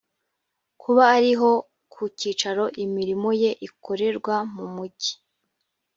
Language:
Kinyarwanda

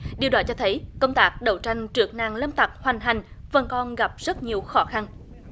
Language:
Vietnamese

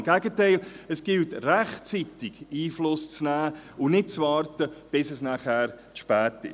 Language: Swiss German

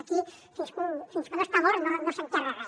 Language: Catalan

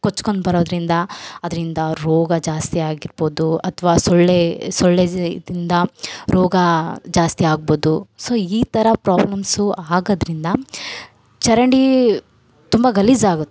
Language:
Kannada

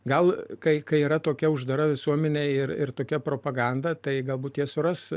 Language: Lithuanian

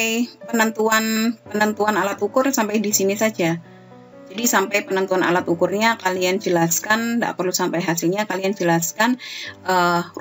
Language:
Indonesian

